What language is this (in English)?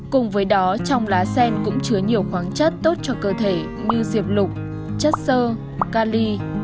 Vietnamese